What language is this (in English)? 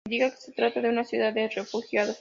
Spanish